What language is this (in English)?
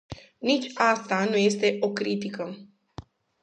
Romanian